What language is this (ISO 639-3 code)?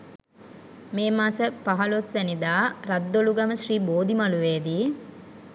sin